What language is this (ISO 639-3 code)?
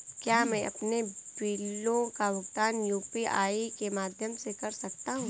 hin